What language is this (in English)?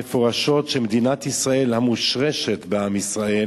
Hebrew